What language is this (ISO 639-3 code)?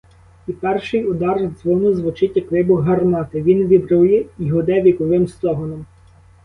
ukr